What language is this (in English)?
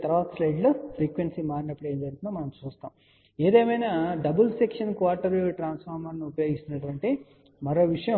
Telugu